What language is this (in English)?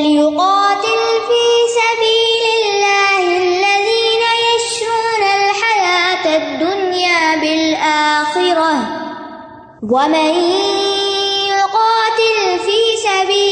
Urdu